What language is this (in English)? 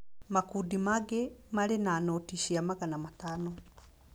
Kikuyu